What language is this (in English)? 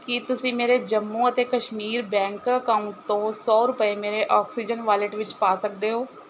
Punjabi